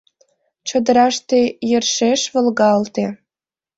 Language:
Mari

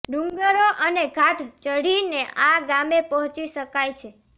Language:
Gujarati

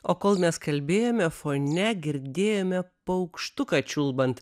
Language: Lithuanian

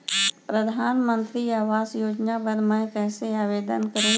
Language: Chhattisgarhi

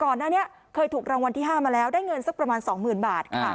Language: Thai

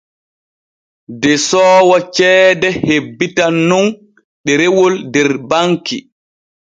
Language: Borgu Fulfulde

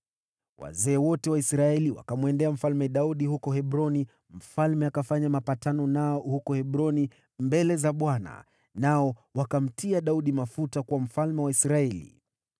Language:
Swahili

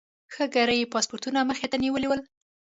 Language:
Pashto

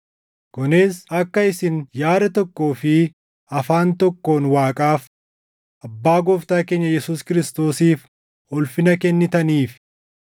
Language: Oromo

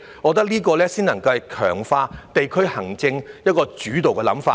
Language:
Cantonese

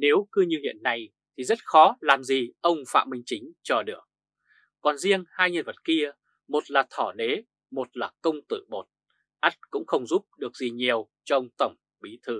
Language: Vietnamese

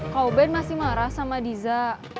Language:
Indonesian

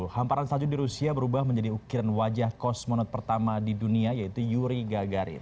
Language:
Indonesian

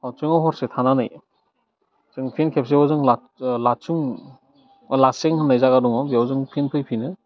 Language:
Bodo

